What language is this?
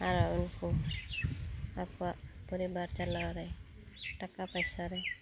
Santali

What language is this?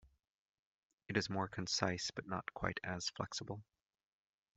English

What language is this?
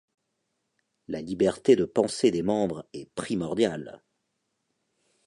French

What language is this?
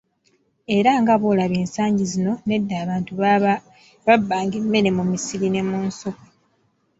Ganda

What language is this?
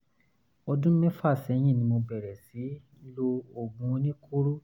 Yoruba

